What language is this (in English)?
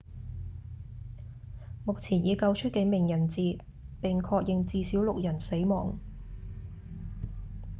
Cantonese